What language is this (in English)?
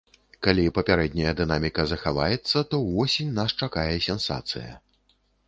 Belarusian